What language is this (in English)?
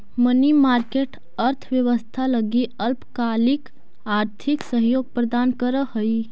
Magahi